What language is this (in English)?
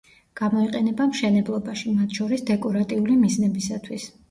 Georgian